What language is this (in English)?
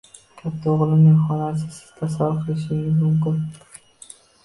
Uzbek